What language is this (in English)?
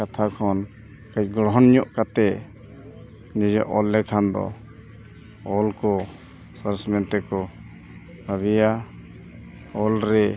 Santali